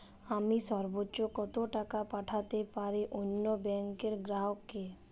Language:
Bangla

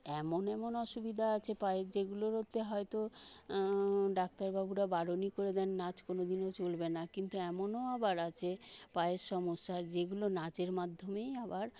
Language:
Bangla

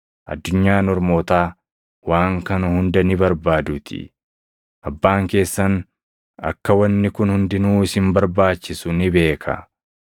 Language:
Oromo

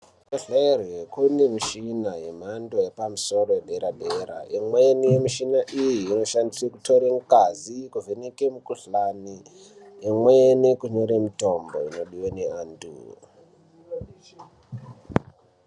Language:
Ndau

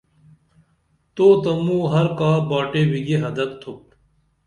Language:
Dameli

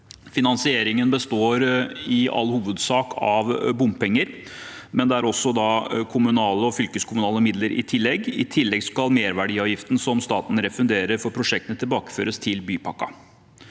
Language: Norwegian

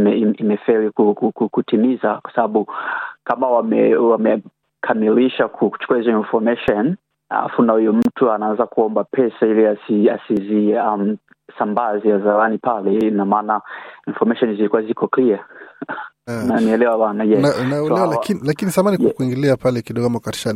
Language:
Swahili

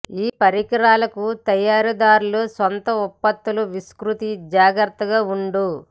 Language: Telugu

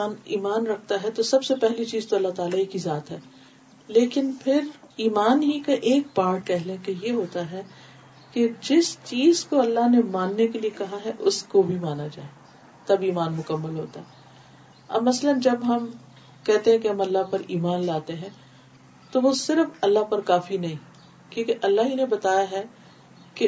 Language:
Urdu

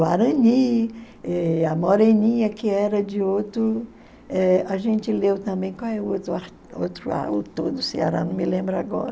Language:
Portuguese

